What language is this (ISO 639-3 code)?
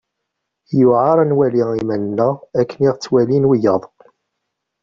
kab